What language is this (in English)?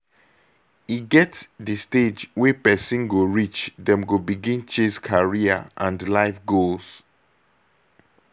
Nigerian Pidgin